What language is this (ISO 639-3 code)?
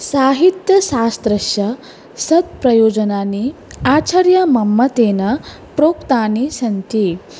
san